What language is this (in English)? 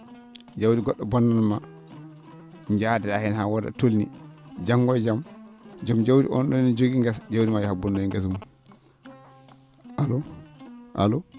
Fula